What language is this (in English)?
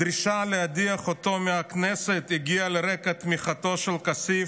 Hebrew